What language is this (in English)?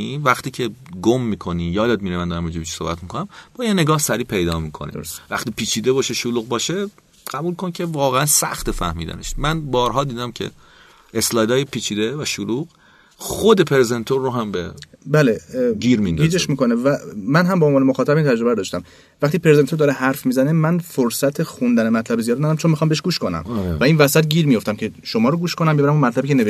Persian